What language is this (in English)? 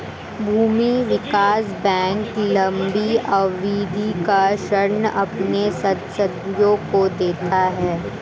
Hindi